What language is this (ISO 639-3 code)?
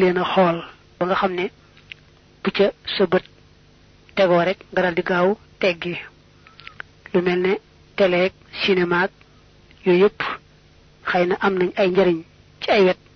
fra